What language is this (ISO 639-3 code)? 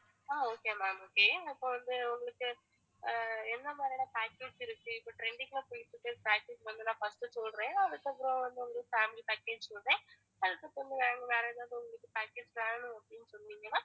tam